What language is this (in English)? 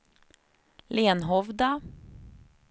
Swedish